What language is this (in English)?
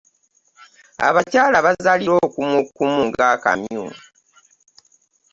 Ganda